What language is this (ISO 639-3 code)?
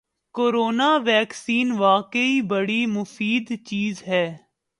urd